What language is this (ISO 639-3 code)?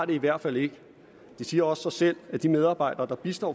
dan